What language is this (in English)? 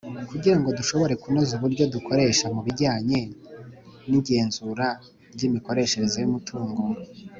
Kinyarwanda